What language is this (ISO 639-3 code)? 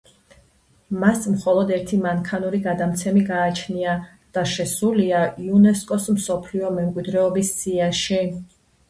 kat